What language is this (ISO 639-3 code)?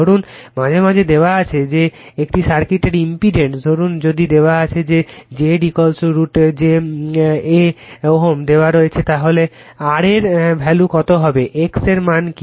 ben